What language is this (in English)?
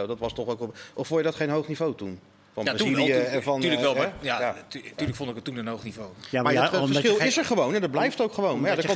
Dutch